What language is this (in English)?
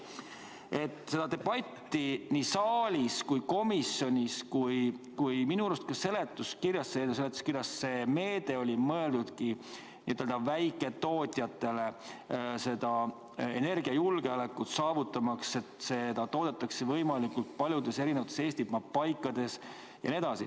Estonian